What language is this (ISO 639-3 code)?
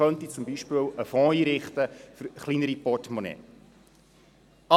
gsw